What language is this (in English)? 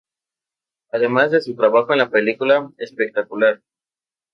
Spanish